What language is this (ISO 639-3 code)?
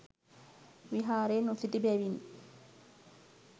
sin